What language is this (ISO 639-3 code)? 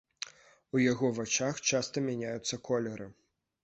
bel